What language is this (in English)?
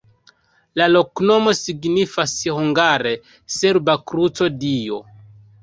Esperanto